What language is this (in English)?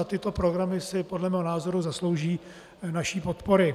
Czech